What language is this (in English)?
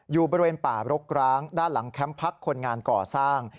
Thai